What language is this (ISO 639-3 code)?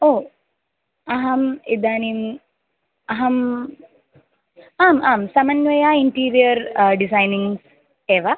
san